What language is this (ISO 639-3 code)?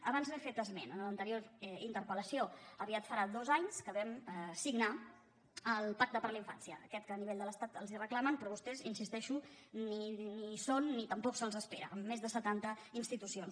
cat